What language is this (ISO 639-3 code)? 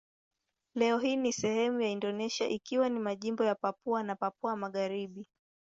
swa